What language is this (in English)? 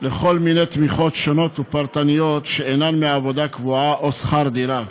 Hebrew